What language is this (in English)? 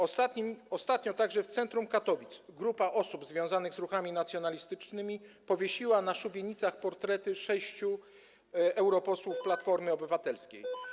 Polish